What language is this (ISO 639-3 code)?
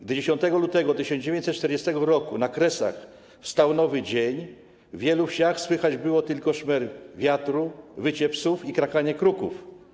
pol